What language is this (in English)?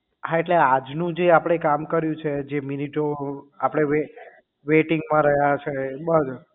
Gujarati